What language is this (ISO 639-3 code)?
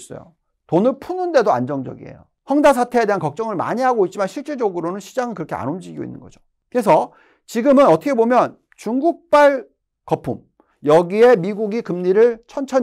kor